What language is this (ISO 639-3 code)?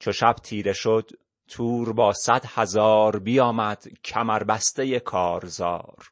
fas